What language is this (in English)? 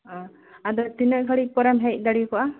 Santali